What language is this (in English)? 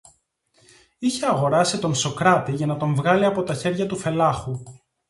Greek